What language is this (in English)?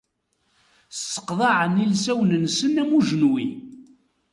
Kabyle